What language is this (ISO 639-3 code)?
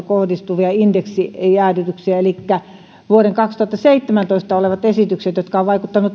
fin